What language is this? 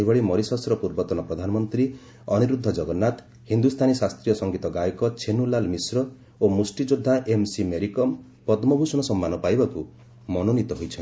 Odia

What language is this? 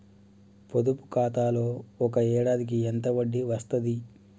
Telugu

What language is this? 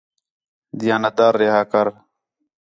Khetrani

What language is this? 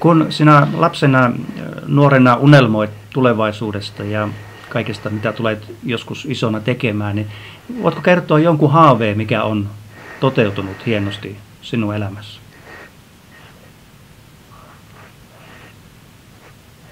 Finnish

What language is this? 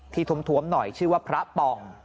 Thai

